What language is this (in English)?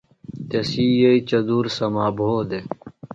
Phalura